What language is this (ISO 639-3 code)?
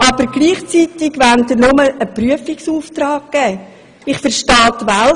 gsw